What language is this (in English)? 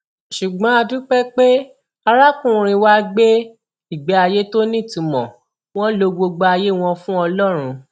Yoruba